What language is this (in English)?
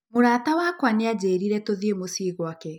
Kikuyu